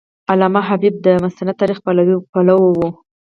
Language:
Pashto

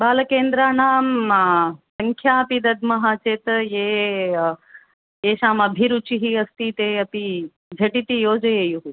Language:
Sanskrit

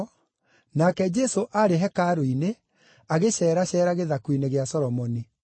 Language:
Kikuyu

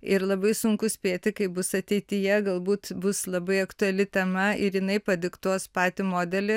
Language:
Lithuanian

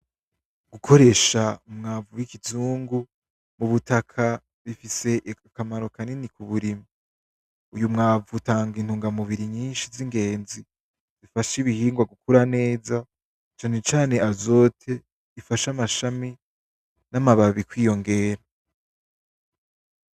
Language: Rundi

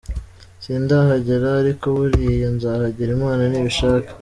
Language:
Kinyarwanda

